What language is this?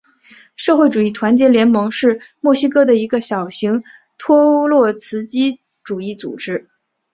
Chinese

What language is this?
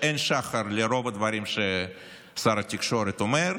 Hebrew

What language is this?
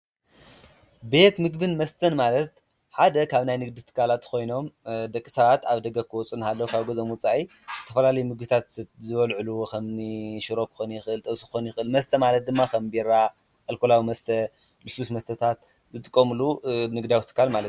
Tigrinya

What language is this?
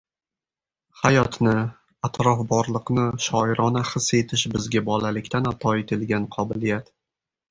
Uzbek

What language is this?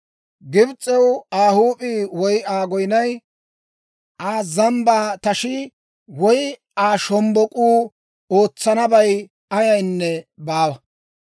Dawro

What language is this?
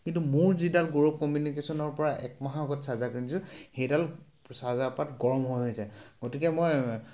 Assamese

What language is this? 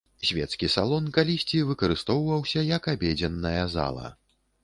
Belarusian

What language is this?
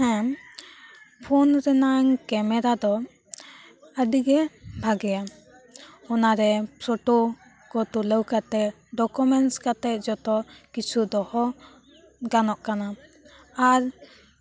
Santali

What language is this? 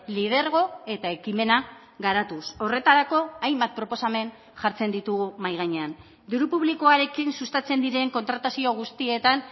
Basque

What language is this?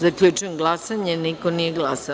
Serbian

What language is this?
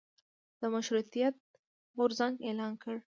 Pashto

